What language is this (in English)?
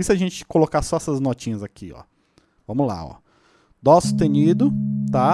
Portuguese